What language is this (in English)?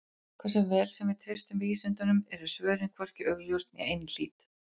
Icelandic